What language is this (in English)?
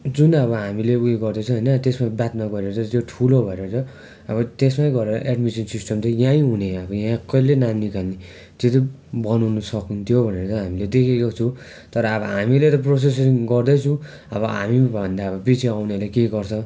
Nepali